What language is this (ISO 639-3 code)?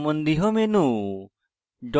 ben